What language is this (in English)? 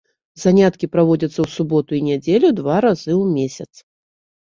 Belarusian